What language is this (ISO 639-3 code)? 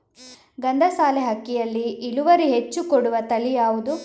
kan